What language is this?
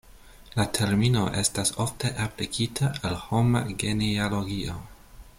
Esperanto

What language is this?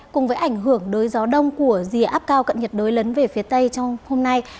Vietnamese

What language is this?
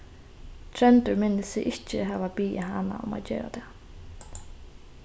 Faroese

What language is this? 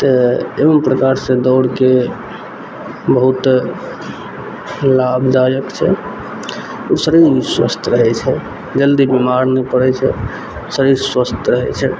Maithili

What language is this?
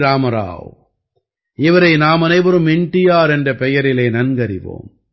Tamil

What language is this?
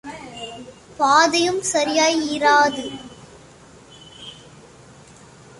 Tamil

